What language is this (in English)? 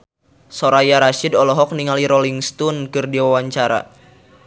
Sundanese